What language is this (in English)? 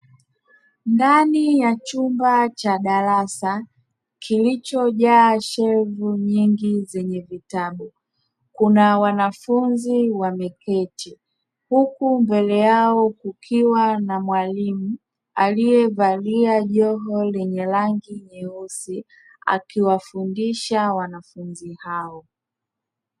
Swahili